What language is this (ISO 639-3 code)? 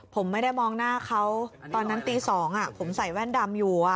tha